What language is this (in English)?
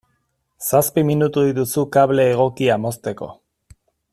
Basque